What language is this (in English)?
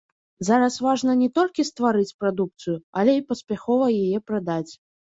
Belarusian